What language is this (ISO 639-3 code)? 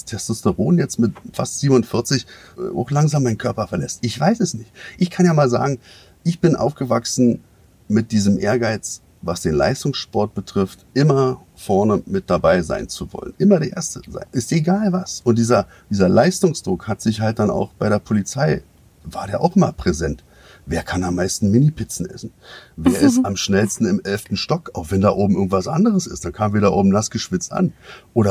deu